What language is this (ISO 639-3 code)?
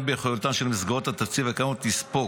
heb